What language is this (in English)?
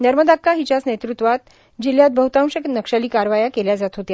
Marathi